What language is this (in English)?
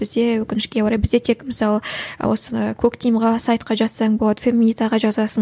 Kazakh